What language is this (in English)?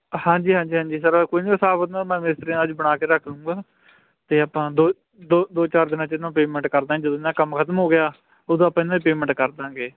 Punjabi